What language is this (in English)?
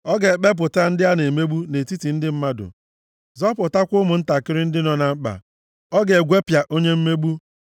Igbo